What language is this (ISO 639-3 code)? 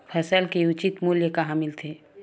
hne